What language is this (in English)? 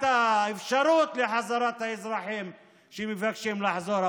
Hebrew